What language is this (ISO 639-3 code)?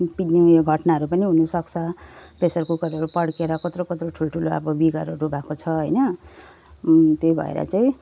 nep